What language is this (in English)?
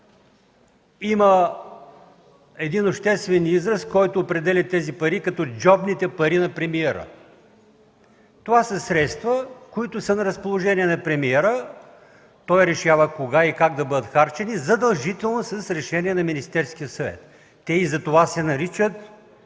Bulgarian